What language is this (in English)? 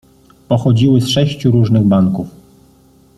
Polish